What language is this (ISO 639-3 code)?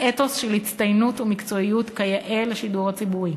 heb